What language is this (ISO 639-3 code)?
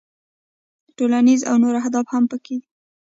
pus